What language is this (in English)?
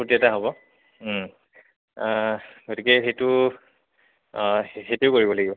Assamese